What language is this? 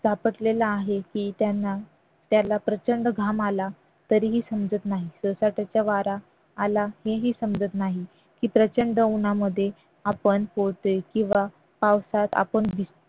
Marathi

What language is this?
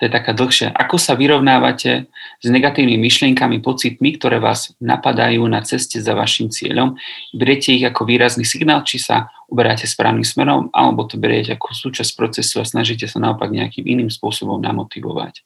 Slovak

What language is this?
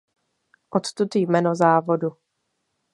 Czech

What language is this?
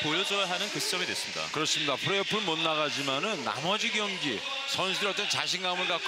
Korean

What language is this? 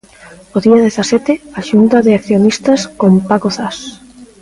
Galician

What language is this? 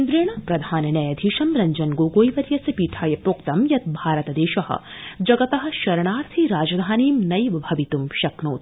Sanskrit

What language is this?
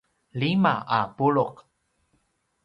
Paiwan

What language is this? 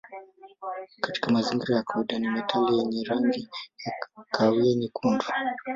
Swahili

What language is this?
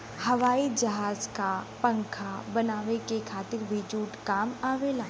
Bhojpuri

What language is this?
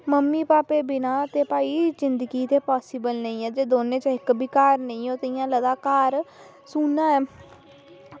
Dogri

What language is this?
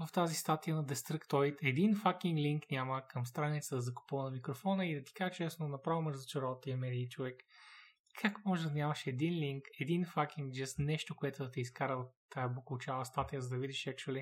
Bulgarian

